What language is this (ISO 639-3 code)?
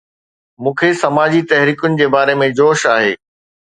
snd